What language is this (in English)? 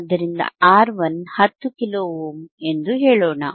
Kannada